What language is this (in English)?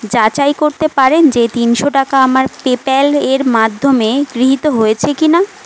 Bangla